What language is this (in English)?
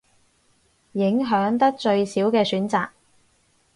Cantonese